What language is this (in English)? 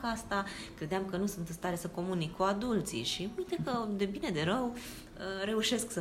Romanian